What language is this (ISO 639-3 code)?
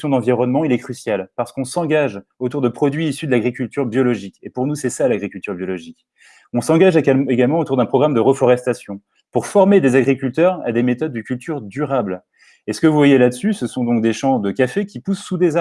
fra